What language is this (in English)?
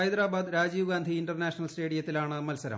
Malayalam